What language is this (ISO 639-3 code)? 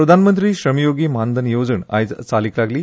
kok